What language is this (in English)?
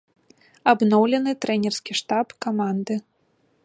Belarusian